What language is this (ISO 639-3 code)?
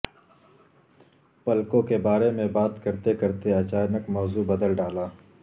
urd